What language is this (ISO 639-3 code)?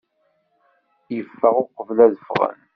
kab